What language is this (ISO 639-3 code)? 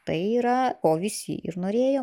lit